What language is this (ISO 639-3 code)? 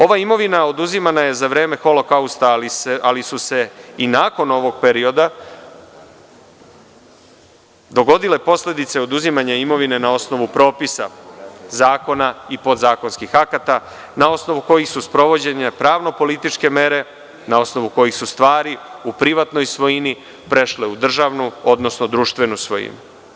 srp